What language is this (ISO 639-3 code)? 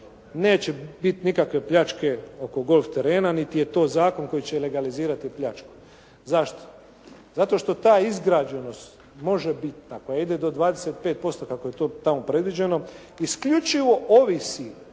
hrv